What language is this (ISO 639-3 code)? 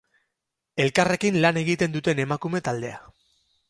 eus